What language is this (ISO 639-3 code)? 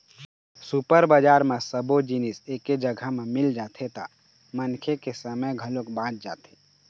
hne